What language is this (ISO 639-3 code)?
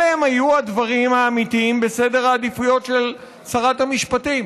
heb